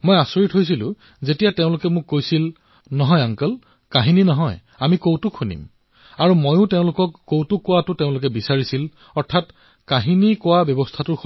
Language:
Assamese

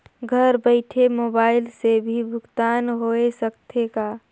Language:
Chhattisgarhi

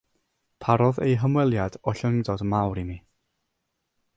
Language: Welsh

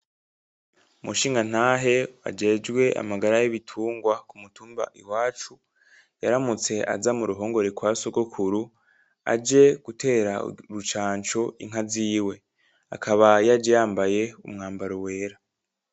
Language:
Rundi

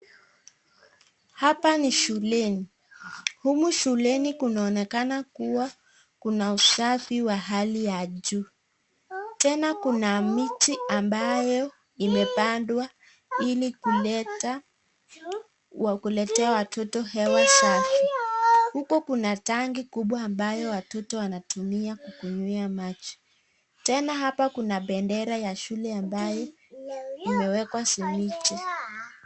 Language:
Swahili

